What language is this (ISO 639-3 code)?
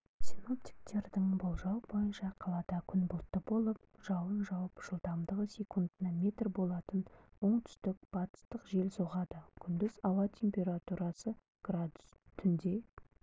kaz